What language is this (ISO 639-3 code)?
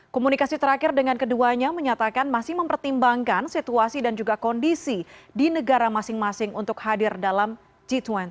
ind